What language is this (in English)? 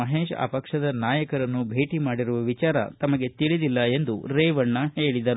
Kannada